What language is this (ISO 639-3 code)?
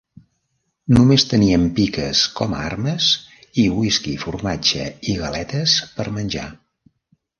cat